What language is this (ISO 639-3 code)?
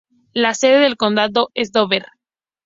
spa